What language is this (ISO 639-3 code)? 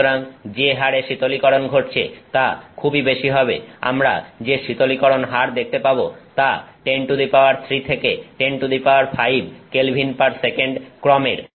ben